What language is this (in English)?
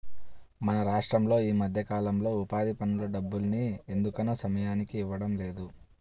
Telugu